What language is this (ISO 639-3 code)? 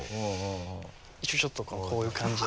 jpn